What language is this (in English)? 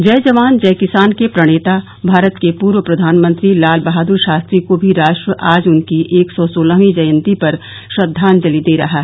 Hindi